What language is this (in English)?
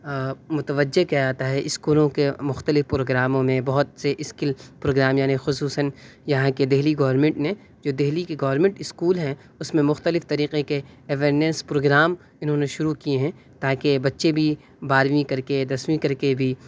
Urdu